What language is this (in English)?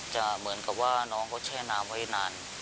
Thai